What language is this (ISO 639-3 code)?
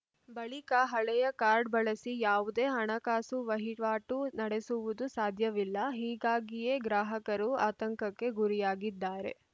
kan